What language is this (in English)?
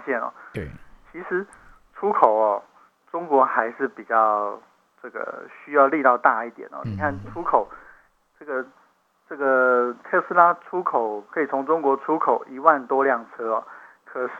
Chinese